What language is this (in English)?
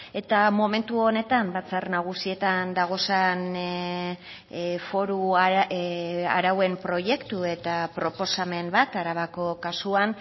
Basque